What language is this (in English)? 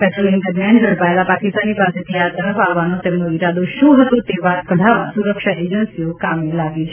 Gujarati